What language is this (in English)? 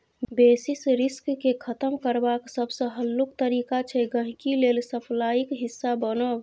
Maithili